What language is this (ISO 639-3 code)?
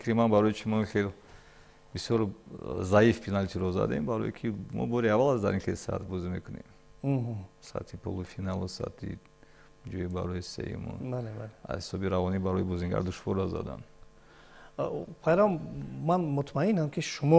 fas